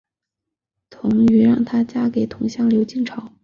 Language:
Chinese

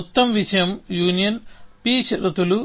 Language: Telugu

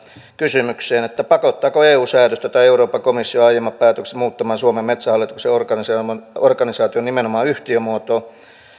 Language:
Finnish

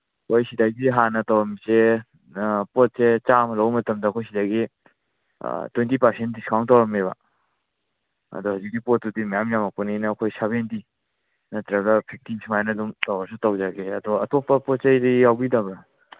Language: Manipuri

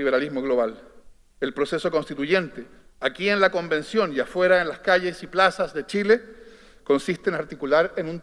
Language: Spanish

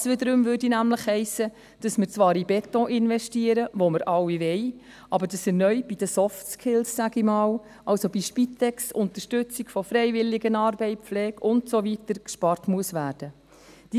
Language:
Swiss German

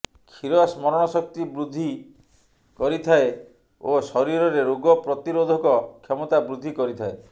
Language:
Odia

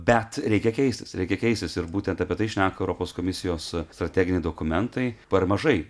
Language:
Lithuanian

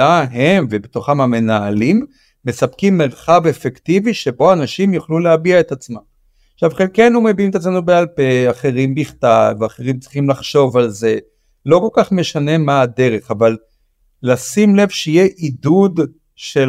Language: Hebrew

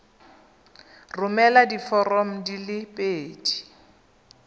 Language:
Tswana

